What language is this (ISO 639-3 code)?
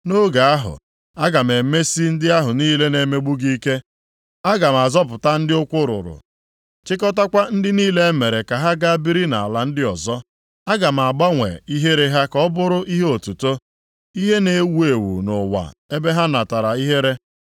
ibo